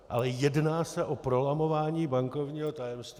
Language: Czech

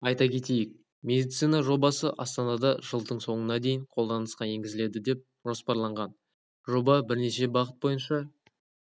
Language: Kazakh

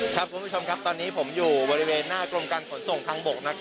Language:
Thai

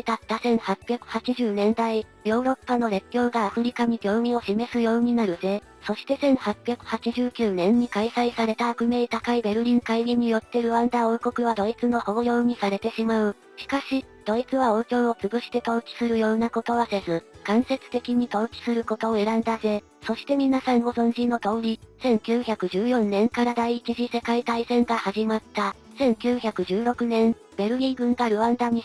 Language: Japanese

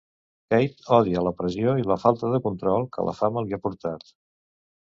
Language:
Catalan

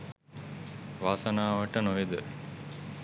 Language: Sinhala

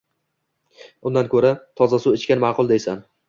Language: Uzbek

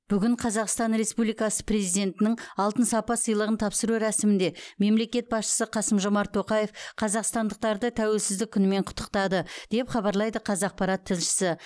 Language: Kazakh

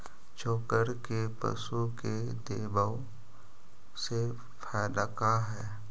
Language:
Magahi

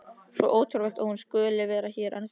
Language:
Icelandic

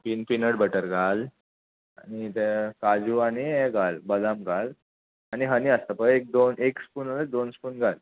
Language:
Konkani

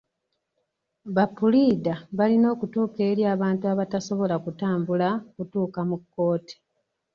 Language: Ganda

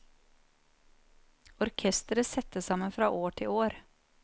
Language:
Norwegian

